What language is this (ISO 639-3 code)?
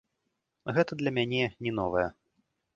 bel